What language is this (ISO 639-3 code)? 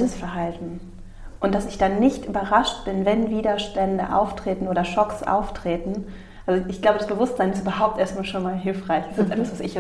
deu